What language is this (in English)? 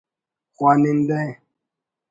Brahui